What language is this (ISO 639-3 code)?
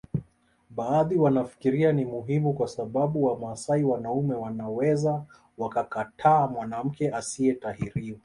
swa